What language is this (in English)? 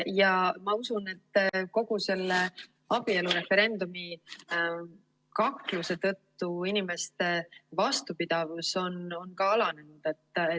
Estonian